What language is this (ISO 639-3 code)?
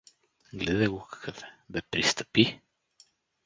bul